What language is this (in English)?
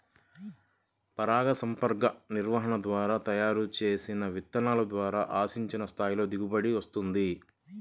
Telugu